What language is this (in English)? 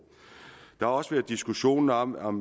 Danish